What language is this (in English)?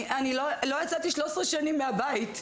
Hebrew